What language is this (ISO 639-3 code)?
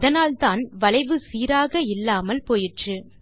tam